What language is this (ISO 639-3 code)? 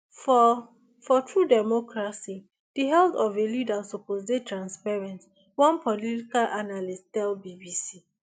pcm